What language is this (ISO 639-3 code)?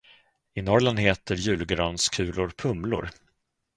swe